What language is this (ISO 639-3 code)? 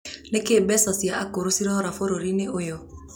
kik